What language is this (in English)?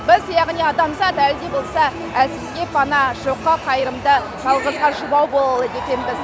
Kazakh